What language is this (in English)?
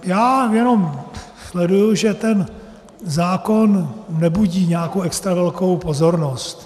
Czech